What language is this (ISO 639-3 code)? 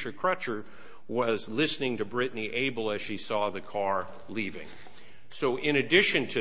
eng